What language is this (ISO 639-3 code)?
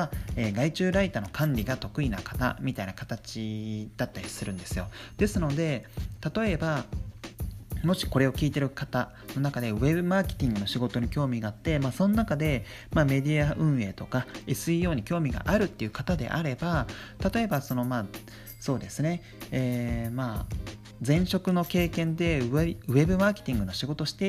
jpn